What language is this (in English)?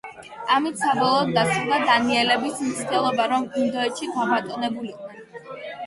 Georgian